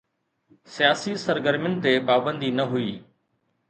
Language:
Sindhi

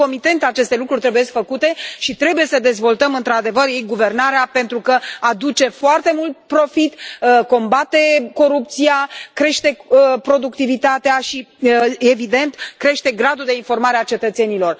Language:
Romanian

